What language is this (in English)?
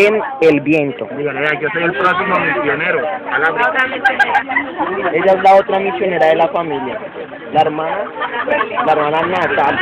Spanish